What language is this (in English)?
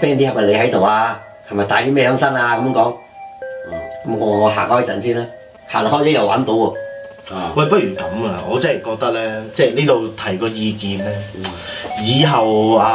Chinese